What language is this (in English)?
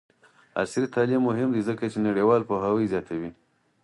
Pashto